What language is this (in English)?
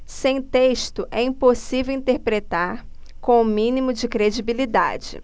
Portuguese